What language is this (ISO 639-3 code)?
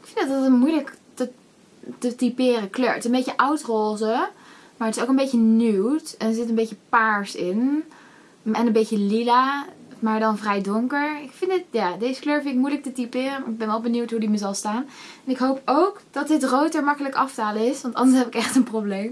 nld